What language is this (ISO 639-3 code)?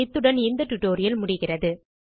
tam